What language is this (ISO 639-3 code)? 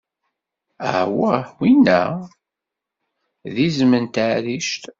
kab